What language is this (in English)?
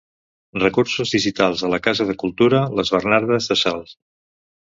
Catalan